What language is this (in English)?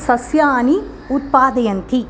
Sanskrit